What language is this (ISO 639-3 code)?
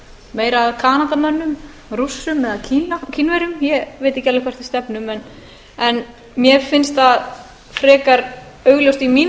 isl